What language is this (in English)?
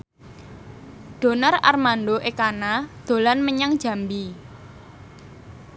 Javanese